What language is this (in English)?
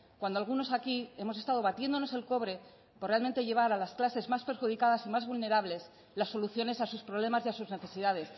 Spanish